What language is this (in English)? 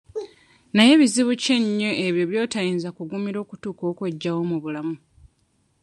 Ganda